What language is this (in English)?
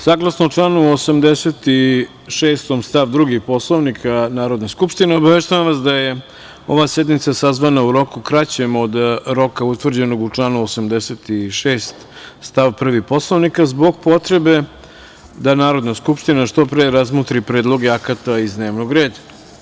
Serbian